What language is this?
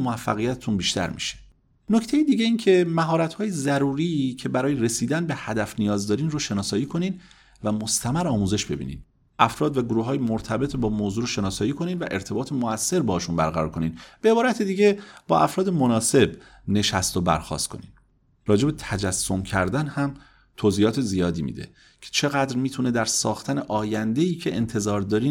Persian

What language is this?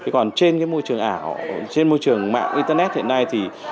Vietnamese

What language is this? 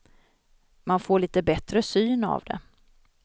Swedish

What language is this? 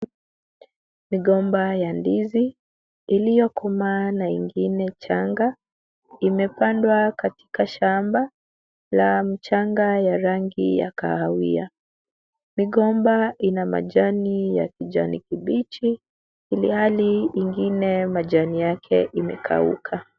Swahili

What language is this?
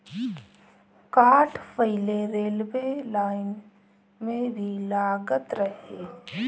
Bhojpuri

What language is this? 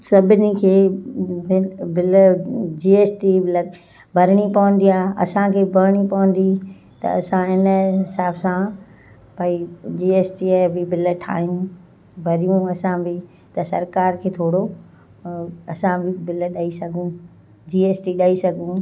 Sindhi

